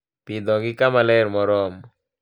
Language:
Luo (Kenya and Tanzania)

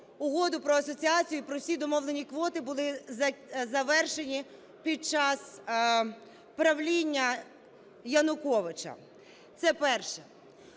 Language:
Ukrainian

